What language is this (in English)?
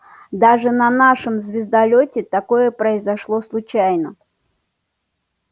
Russian